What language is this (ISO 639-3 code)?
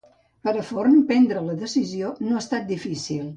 cat